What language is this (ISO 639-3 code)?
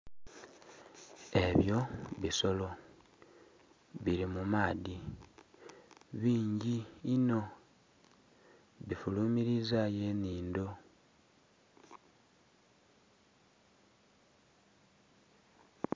xog